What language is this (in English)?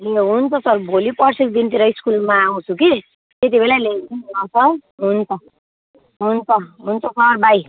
Nepali